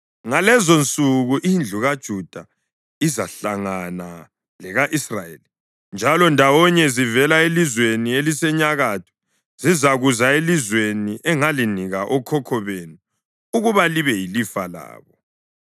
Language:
North Ndebele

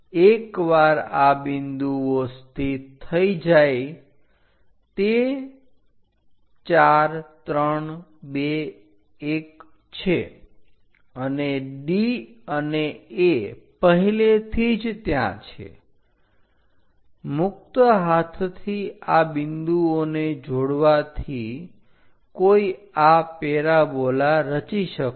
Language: Gujarati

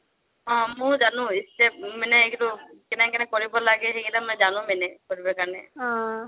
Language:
Assamese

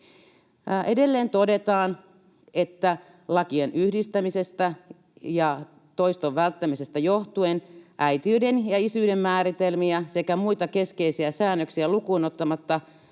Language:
Finnish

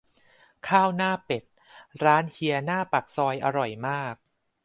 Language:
Thai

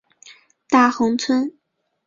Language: Chinese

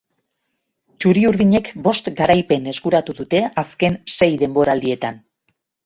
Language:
Basque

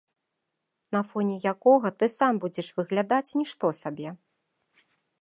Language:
Belarusian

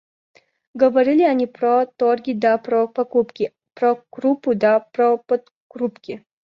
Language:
Russian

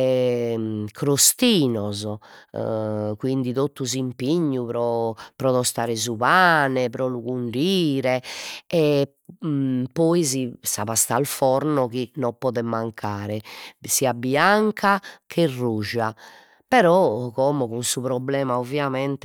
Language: Sardinian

